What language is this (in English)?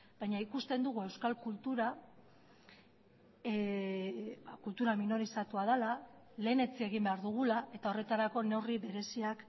Basque